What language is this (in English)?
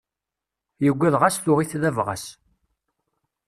Kabyle